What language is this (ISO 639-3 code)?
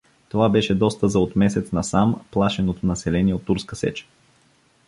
bul